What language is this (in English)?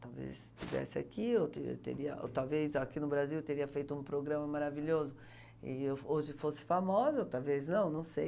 Portuguese